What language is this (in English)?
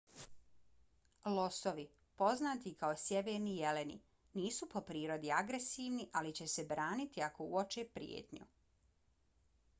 Bosnian